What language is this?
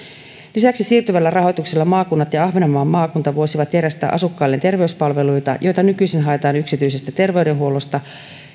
Finnish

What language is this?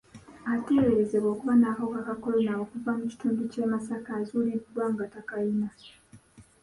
Ganda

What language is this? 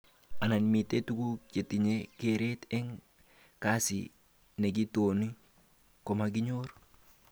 Kalenjin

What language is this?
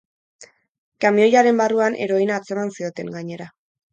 Basque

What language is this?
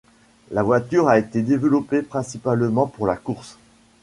French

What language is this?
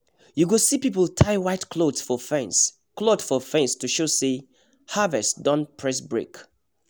Nigerian Pidgin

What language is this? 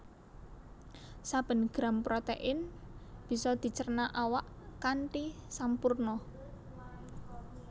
Javanese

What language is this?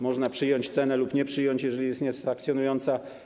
Polish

